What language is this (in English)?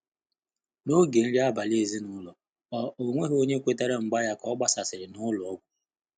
Igbo